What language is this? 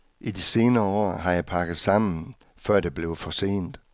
Danish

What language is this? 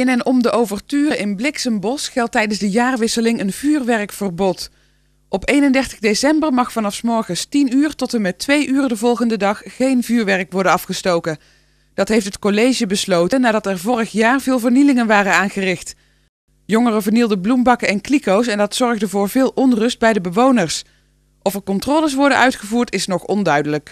Dutch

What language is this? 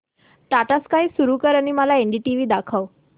Marathi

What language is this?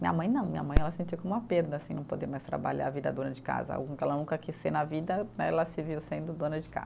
Portuguese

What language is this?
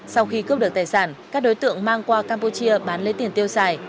Vietnamese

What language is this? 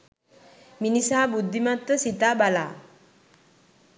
Sinhala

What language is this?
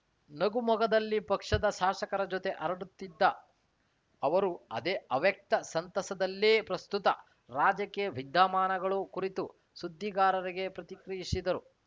Kannada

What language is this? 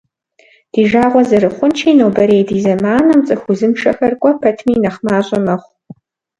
Kabardian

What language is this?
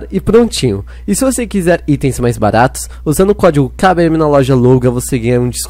Portuguese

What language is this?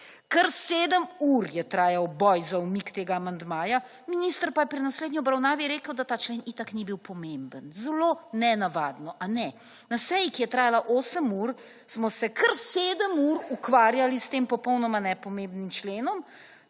Slovenian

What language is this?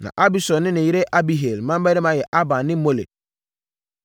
Akan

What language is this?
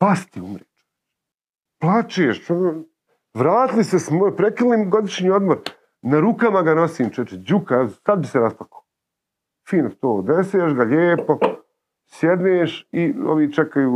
Croatian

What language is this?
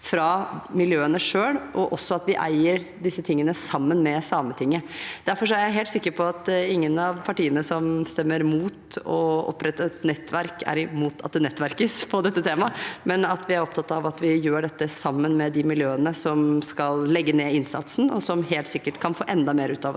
Norwegian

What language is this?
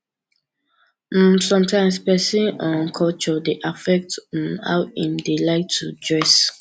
Nigerian Pidgin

